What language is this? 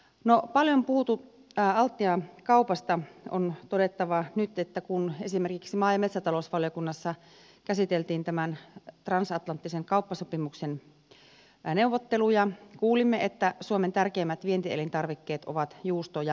Finnish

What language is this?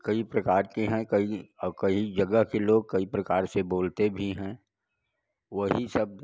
Hindi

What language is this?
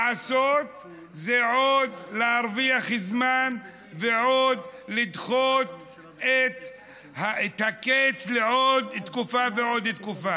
Hebrew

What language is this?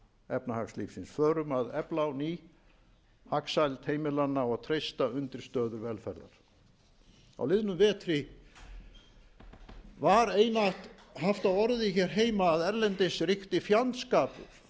Icelandic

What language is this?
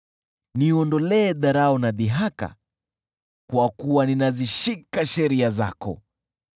Swahili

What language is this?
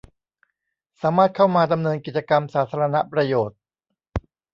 Thai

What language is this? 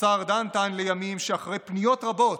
Hebrew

